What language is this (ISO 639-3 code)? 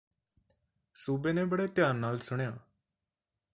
pan